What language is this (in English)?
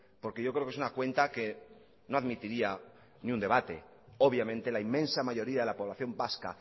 Spanish